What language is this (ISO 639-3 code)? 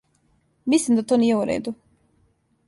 srp